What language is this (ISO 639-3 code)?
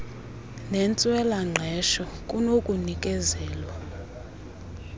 xho